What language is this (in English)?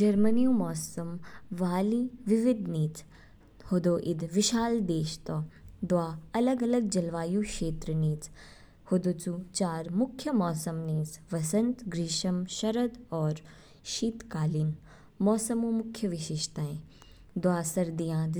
Kinnauri